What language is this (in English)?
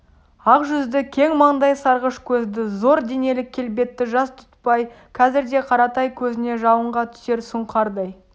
Kazakh